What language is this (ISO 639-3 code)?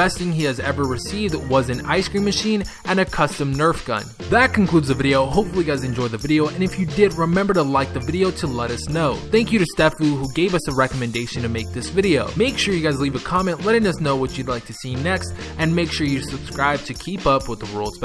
eng